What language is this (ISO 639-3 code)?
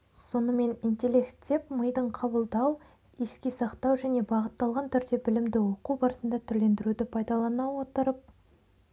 kaz